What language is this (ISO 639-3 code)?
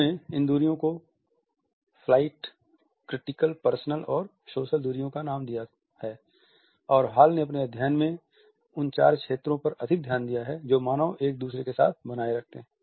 hin